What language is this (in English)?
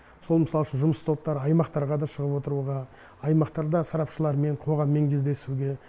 Kazakh